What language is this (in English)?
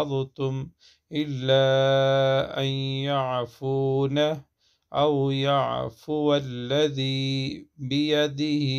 Arabic